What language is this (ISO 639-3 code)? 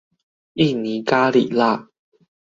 zho